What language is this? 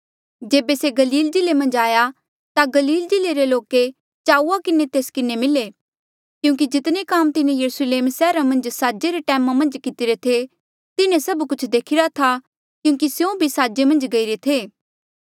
Mandeali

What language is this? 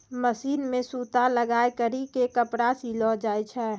Maithili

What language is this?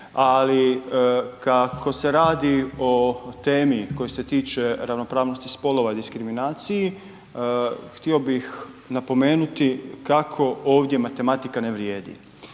Croatian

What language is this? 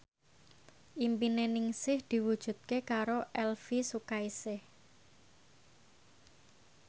Javanese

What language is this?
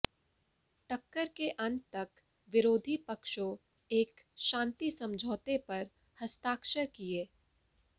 Hindi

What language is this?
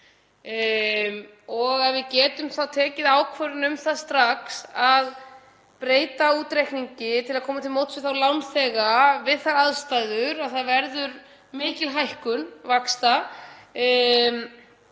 Icelandic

